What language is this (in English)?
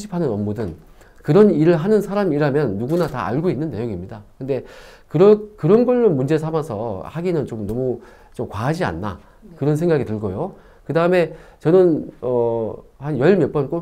Korean